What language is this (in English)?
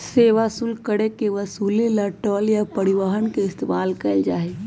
Magahi